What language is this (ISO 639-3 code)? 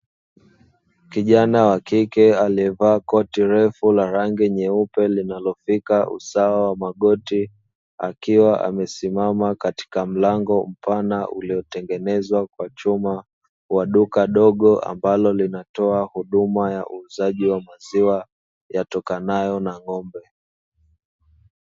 swa